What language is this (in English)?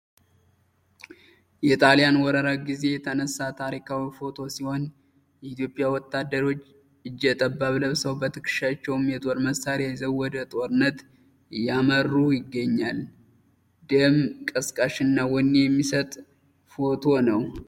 Amharic